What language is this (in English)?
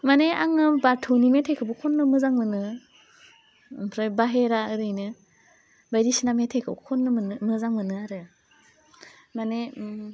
Bodo